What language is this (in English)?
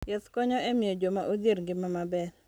Luo (Kenya and Tanzania)